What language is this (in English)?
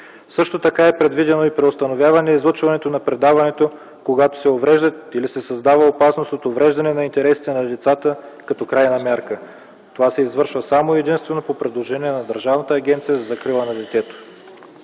Bulgarian